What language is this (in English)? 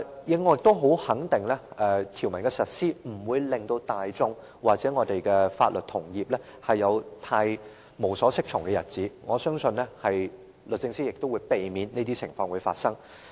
Cantonese